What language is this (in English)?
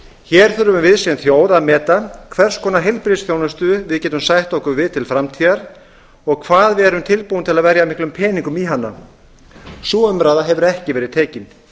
Icelandic